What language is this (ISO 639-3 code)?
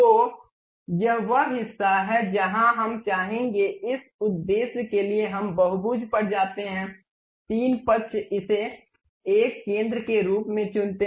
hin